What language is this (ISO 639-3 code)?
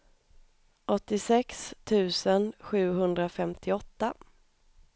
swe